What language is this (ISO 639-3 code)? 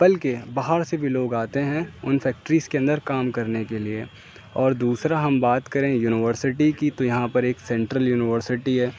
urd